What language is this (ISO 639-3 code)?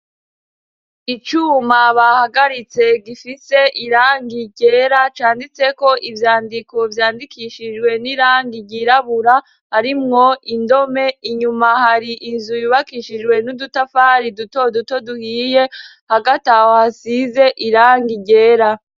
run